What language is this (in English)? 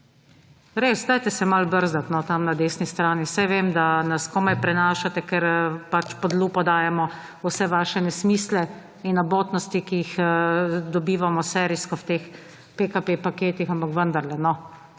Slovenian